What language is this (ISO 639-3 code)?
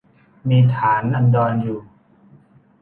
tha